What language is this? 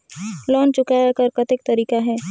Chhattisgarhi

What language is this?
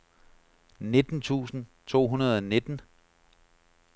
Danish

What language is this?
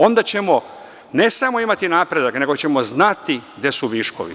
Serbian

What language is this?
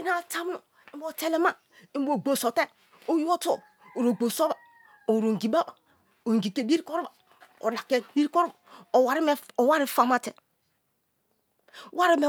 Kalabari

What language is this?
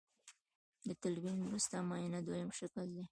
Pashto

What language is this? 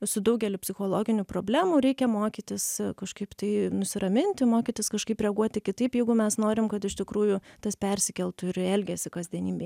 Lithuanian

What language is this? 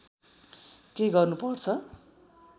Nepali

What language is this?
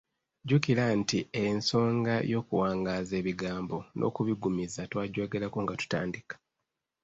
Ganda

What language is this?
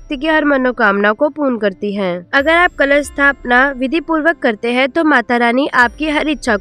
Hindi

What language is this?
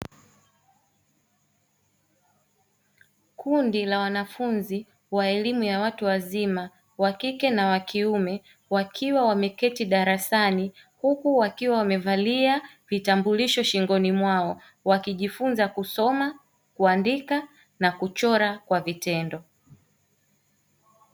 Swahili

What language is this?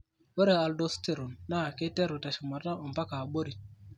Masai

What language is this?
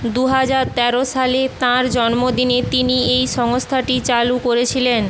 Bangla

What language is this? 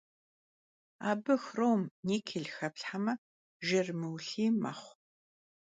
Kabardian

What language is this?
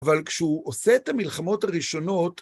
Hebrew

